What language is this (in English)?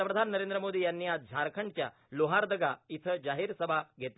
Marathi